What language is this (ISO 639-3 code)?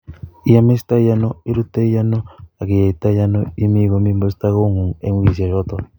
kln